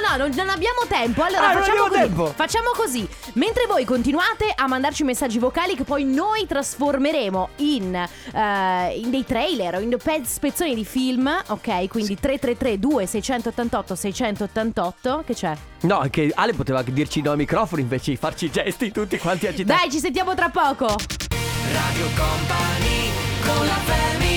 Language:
Italian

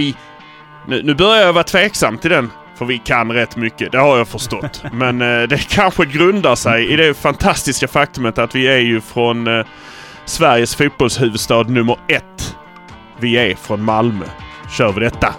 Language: Swedish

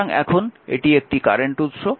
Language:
Bangla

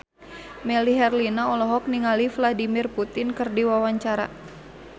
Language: Sundanese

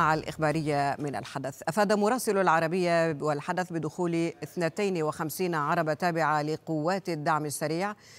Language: Arabic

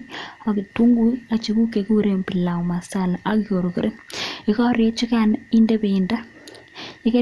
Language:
Kalenjin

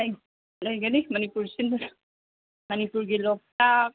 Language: Manipuri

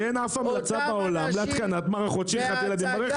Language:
Hebrew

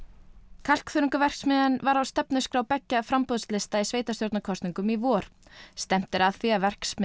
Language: Icelandic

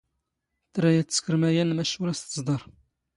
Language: Standard Moroccan Tamazight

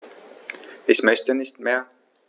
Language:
German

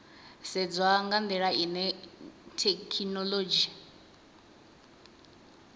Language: Venda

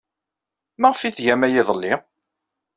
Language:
Kabyle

